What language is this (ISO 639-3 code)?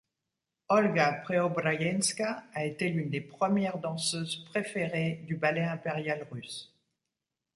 fra